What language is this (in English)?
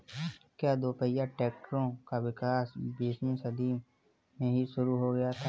Hindi